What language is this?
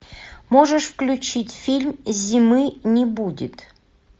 Russian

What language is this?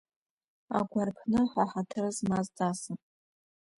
Abkhazian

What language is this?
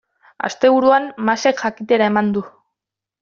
Basque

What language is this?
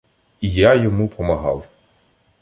Ukrainian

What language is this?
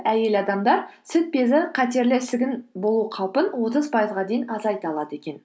Kazakh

